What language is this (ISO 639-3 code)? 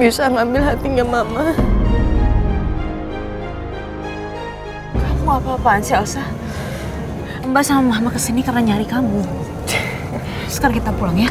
ind